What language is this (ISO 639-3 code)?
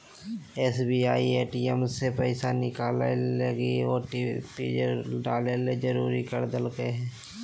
mag